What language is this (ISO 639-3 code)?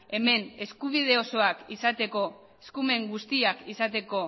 eus